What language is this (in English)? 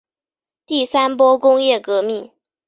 Chinese